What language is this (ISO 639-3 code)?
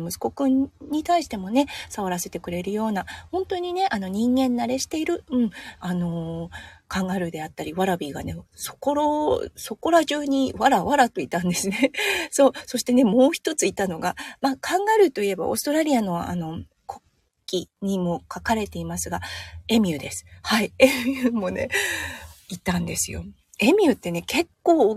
jpn